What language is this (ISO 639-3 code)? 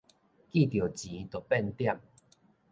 nan